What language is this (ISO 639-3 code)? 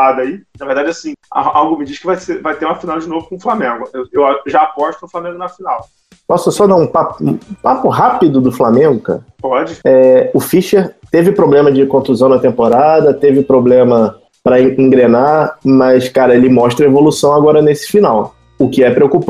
por